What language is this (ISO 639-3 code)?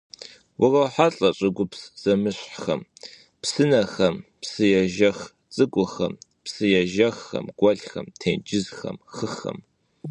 kbd